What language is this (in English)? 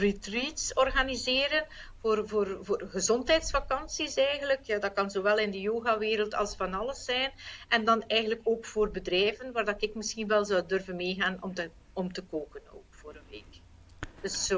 Dutch